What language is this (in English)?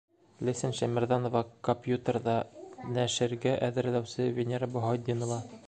Bashkir